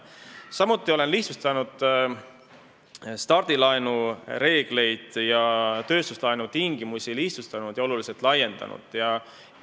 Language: Estonian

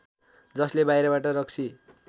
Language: Nepali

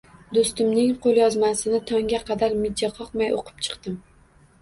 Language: Uzbek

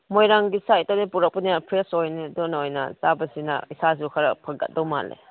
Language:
Manipuri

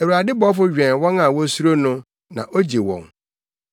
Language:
Akan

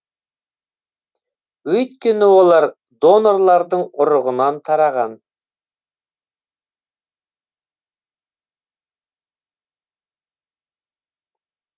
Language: Kazakh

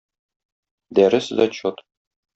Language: Tatar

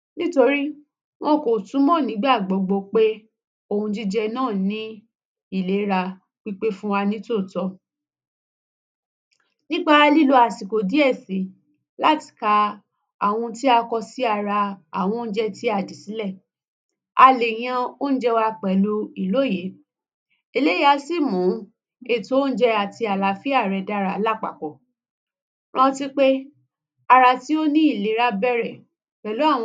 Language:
Yoruba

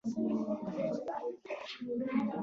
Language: Pashto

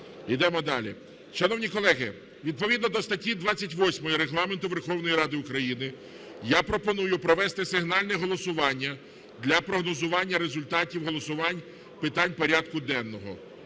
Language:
Ukrainian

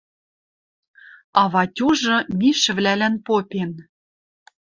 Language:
Western Mari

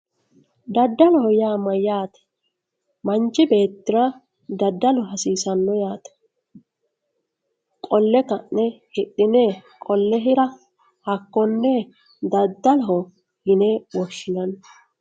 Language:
Sidamo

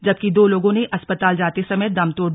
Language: Hindi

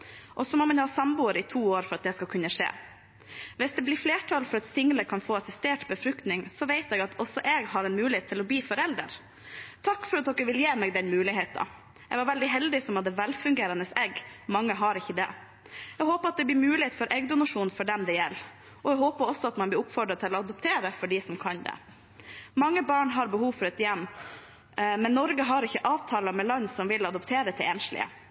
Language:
Norwegian Bokmål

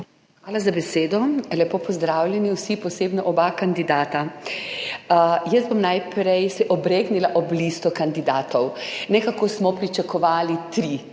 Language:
Slovenian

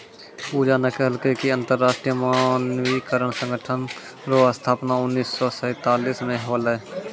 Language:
Maithili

